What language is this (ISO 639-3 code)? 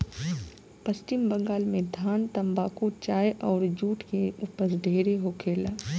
bho